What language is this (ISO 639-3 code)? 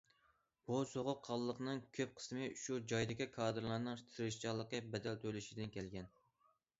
uig